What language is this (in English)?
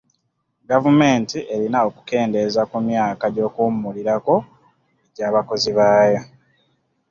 Ganda